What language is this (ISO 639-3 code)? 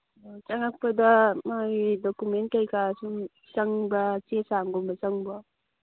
mni